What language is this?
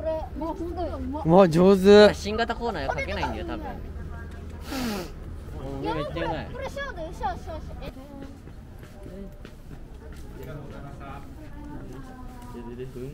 Japanese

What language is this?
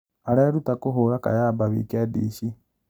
Kikuyu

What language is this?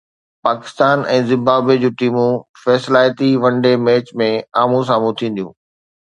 Sindhi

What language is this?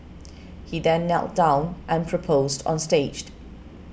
English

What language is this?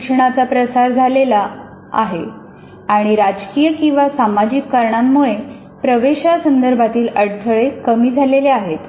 Marathi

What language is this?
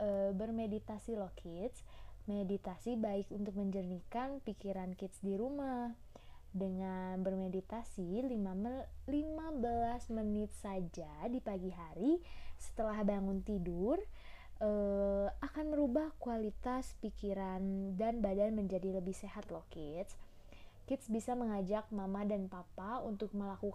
Indonesian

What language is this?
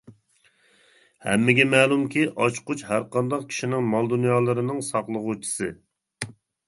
Uyghur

